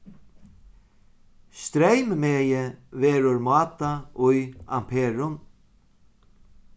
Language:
Faroese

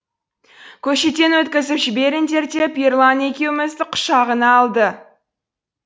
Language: Kazakh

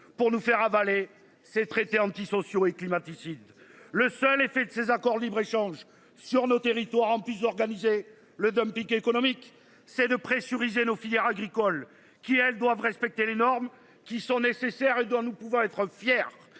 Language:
French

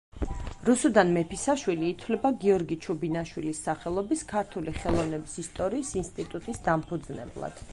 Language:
Georgian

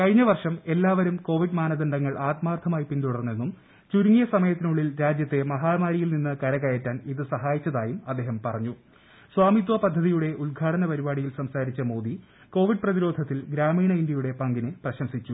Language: Malayalam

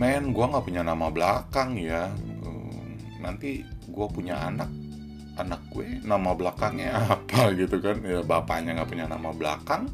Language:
Indonesian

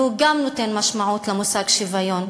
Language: Hebrew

